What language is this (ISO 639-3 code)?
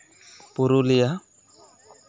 sat